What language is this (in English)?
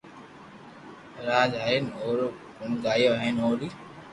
Loarki